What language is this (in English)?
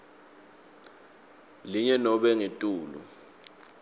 Swati